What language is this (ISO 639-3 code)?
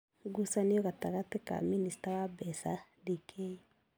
kik